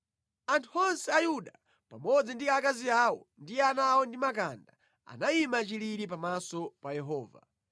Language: Nyanja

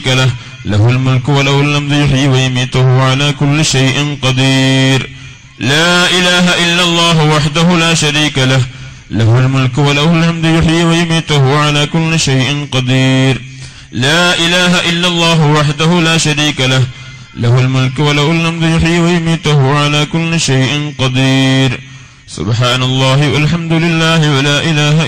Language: Arabic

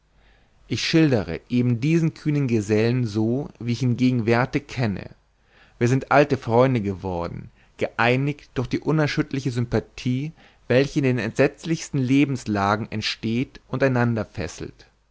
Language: German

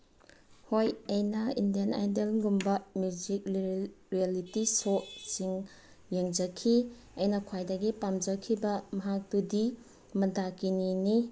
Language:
Manipuri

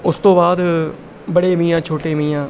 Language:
Punjabi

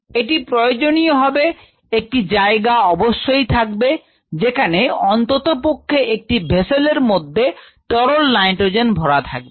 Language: Bangla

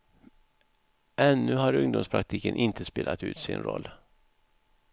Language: Swedish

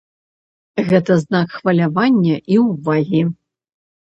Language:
Belarusian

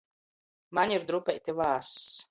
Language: Latgalian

